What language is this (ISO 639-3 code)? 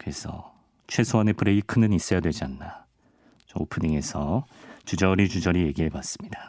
kor